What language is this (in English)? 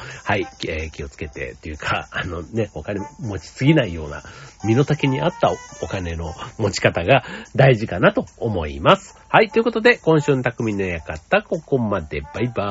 Japanese